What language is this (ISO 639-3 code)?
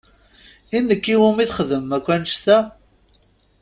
kab